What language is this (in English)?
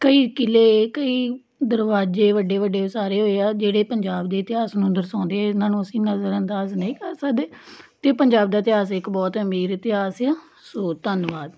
Punjabi